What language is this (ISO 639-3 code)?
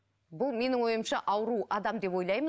kaz